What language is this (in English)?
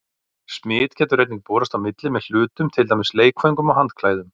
Icelandic